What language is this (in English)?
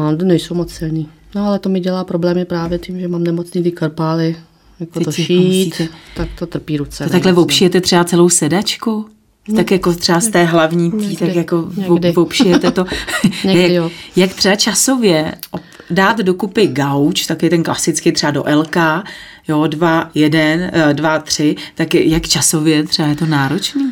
Czech